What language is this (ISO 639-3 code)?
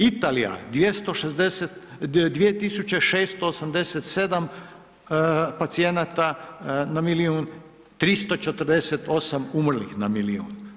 hrv